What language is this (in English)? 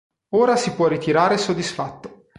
Italian